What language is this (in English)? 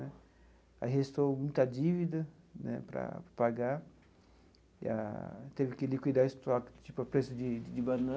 Portuguese